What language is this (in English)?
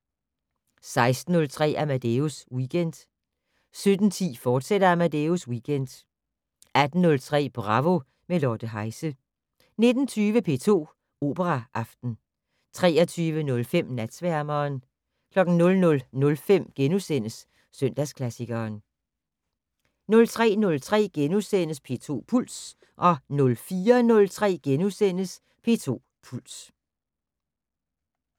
Danish